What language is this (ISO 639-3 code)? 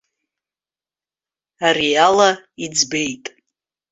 abk